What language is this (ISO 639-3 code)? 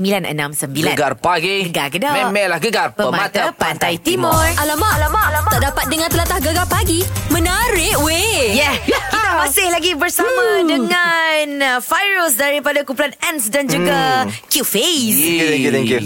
msa